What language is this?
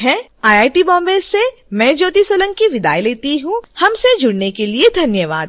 Hindi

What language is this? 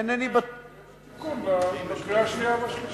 Hebrew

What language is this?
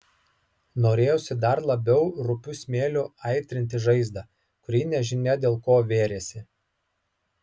Lithuanian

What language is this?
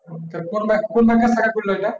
Bangla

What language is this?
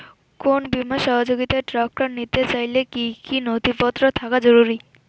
Bangla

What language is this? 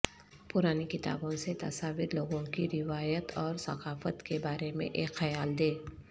Urdu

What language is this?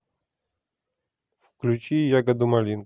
Russian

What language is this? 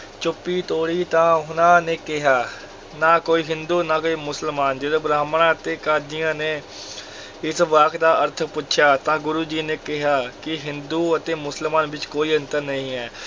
Punjabi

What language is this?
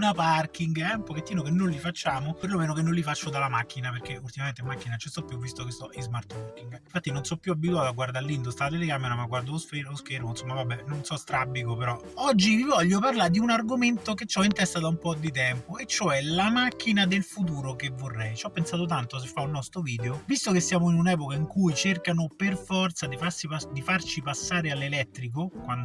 Italian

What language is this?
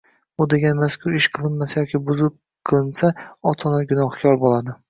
Uzbek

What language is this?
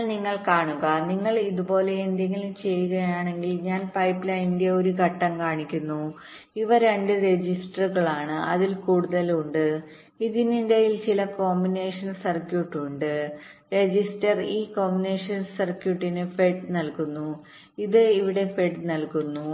Malayalam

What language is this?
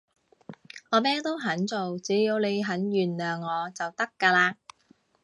Cantonese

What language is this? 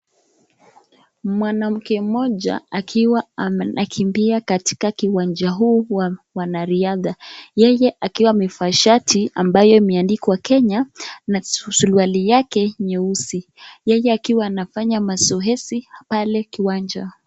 Swahili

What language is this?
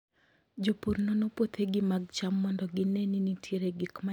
Luo (Kenya and Tanzania)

